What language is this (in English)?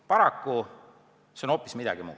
Estonian